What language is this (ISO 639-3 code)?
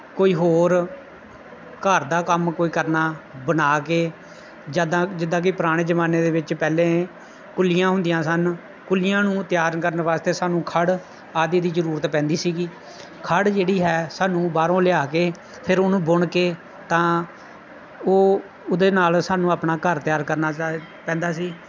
pan